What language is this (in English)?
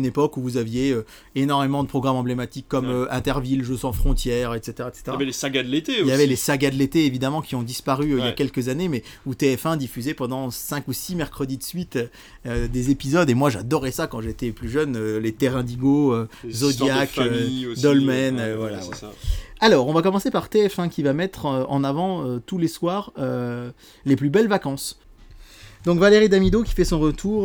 French